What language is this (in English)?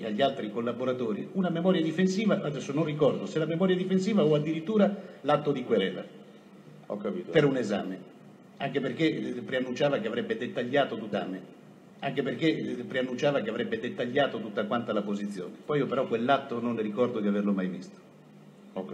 Italian